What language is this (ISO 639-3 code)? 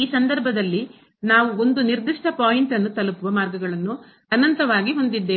kan